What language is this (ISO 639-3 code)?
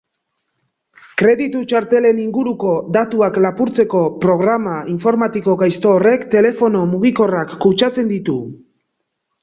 eus